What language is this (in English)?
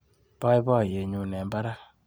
Kalenjin